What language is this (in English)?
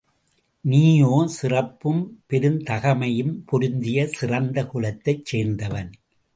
Tamil